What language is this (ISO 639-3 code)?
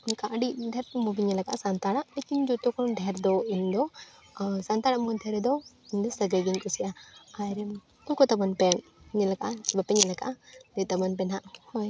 sat